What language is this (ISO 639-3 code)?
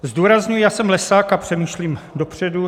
ces